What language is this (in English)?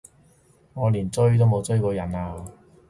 Cantonese